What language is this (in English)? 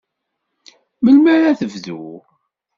Kabyle